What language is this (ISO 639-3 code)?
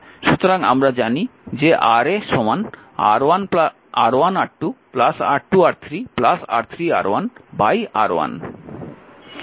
ben